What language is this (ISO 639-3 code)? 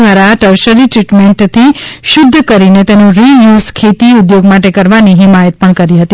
guj